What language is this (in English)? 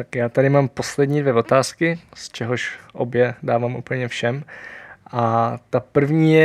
Czech